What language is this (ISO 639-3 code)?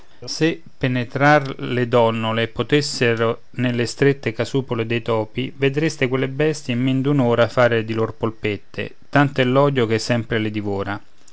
ita